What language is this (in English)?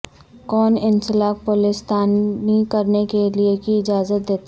Urdu